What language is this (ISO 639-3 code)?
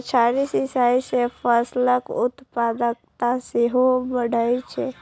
mai